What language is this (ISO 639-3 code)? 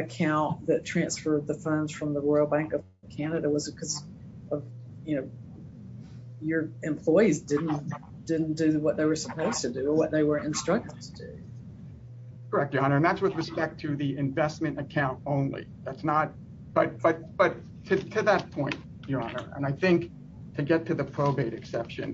eng